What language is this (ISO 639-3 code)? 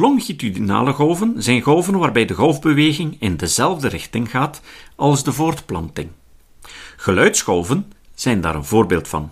nld